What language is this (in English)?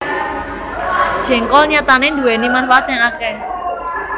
Javanese